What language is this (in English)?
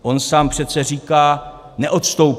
Czech